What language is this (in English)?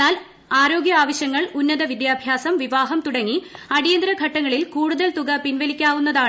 Malayalam